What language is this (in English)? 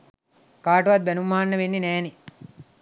Sinhala